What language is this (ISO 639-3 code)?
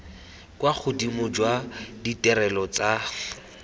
tsn